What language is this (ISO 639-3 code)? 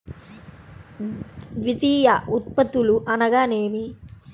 tel